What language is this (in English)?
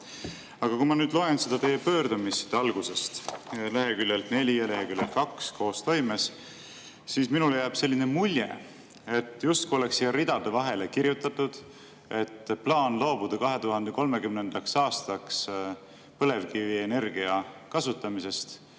Estonian